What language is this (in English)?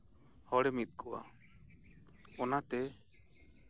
Santali